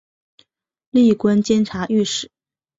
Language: Chinese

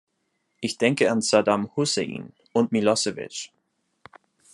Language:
German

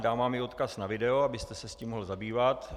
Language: Czech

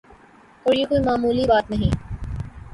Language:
Urdu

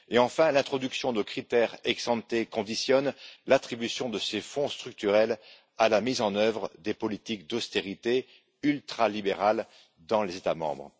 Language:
French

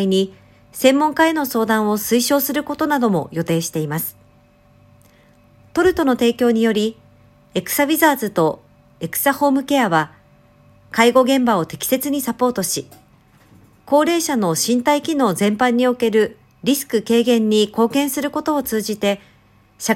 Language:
Japanese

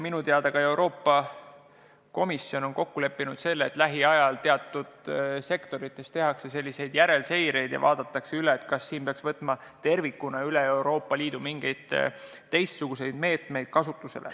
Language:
Estonian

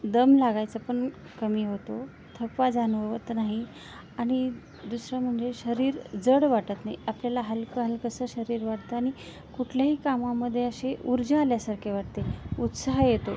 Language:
Marathi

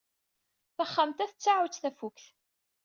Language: Kabyle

